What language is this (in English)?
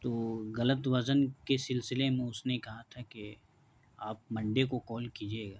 Urdu